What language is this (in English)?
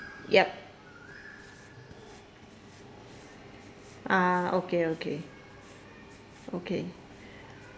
English